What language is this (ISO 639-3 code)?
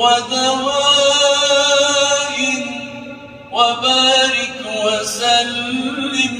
ara